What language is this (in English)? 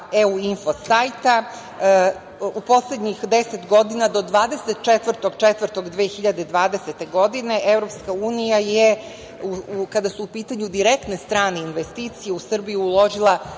Serbian